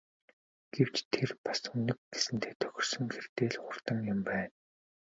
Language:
Mongolian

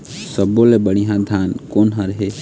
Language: Chhattisgarhi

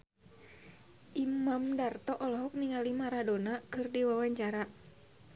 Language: Sundanese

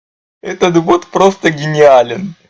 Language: Russian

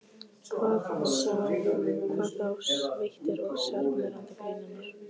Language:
Icelandic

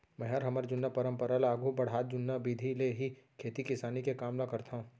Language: Chhattisgarhi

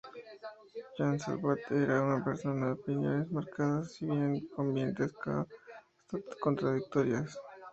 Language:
Spanish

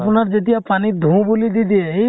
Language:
Assamese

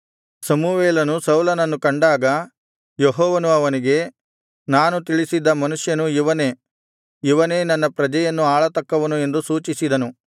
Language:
Kannada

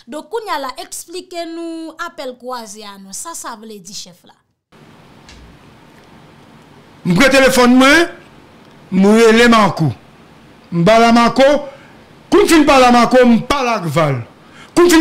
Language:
French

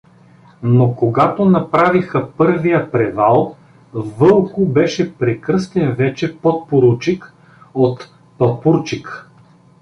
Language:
Bulgarian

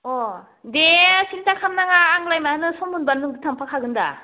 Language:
Bodo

